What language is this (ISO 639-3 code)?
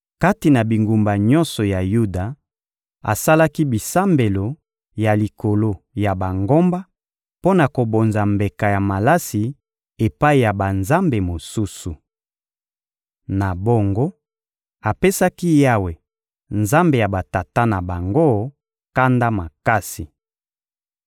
lin